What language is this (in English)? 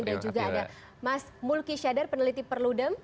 Indonesian